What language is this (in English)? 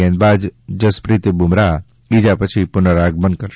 Gujarati